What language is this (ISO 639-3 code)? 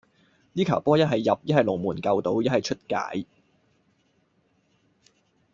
yue